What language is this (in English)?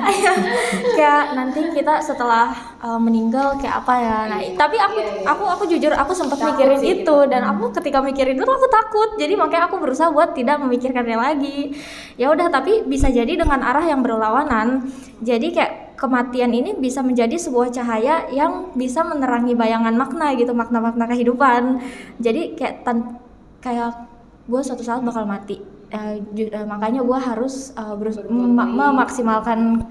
Indonesian